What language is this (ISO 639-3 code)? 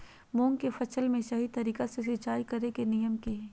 mag